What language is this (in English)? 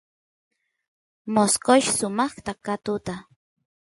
Santiago del Estero Quichua